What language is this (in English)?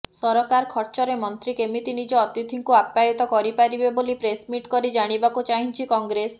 Odia